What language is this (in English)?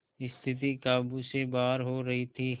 Hindi